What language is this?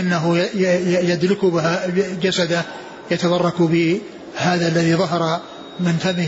Arabic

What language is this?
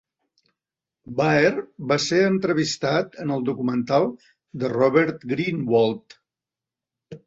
Catalan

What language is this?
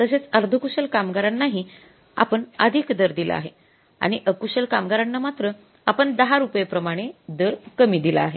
Marathi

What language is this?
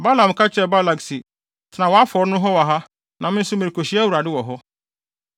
Akan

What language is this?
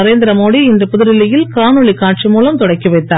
Tamil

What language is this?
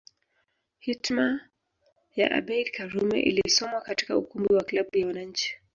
Swahili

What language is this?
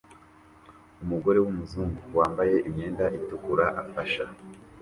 Kinyarwanda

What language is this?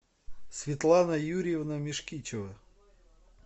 Russian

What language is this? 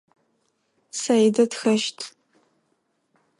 Adyghe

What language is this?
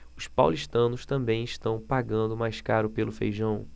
Portuguese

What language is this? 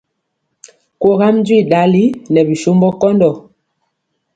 Mpiemo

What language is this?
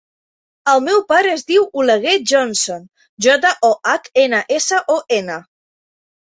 Catalan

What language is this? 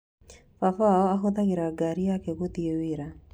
Kikuyu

